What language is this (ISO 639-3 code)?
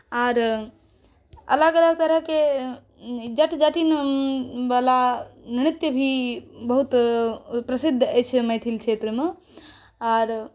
mai